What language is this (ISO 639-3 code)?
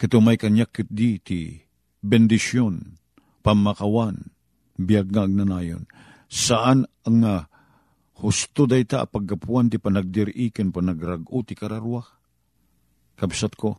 fil